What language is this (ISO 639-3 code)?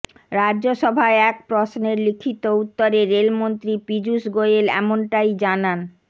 ben